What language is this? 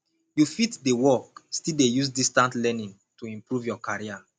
Nigerian Pidgin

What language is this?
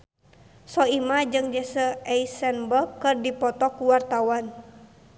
Sundanese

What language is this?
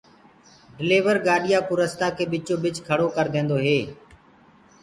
Gurgula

